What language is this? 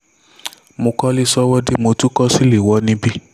Yoruba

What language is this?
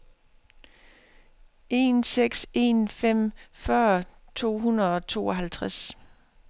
Danish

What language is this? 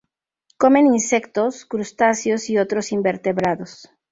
Spanish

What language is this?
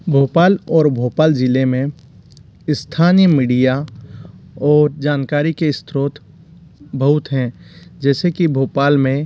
Hindi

